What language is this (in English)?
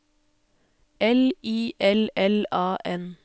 Norwegian